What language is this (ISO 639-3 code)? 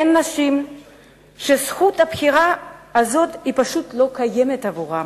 heb